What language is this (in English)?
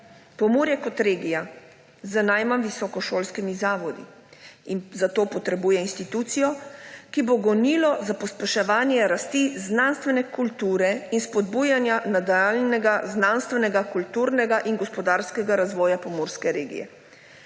Slovenian